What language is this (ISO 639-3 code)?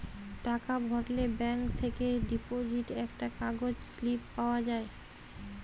ben